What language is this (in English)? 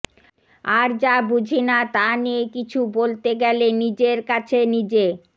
Bangla